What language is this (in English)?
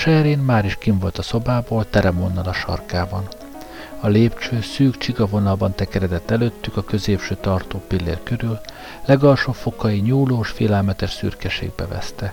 Hungarian